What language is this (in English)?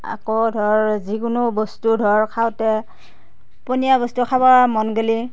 Assamese